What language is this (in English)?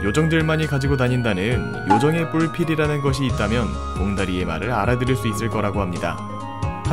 Korean